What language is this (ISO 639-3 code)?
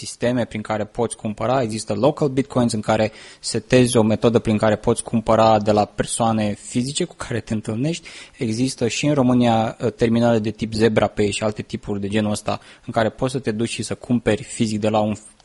ron